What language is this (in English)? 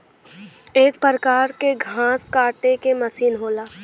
Bhojpuri